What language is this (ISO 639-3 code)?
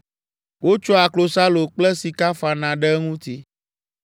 ewe